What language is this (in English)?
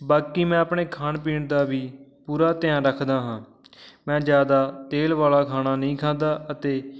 Punjabi